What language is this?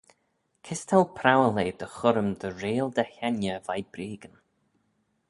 Manx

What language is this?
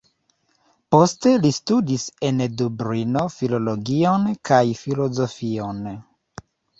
Esperanto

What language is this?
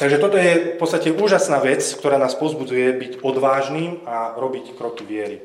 Slovak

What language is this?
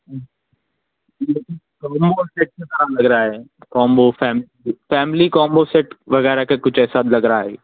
Urdu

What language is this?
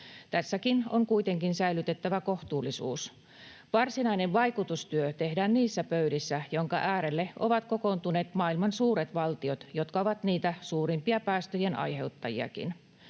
Finnish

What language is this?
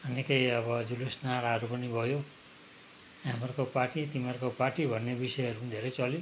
Nepali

